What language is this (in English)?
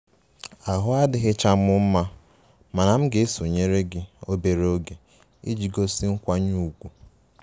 Igbo